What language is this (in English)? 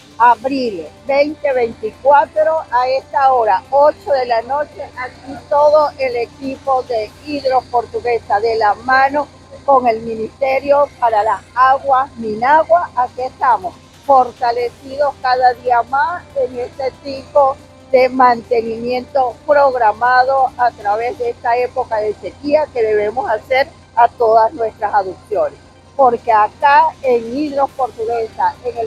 Spanish